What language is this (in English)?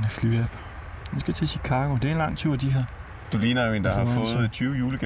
Danish